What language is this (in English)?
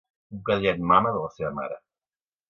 Catalan